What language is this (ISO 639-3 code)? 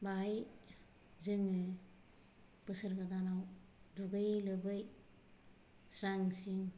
brx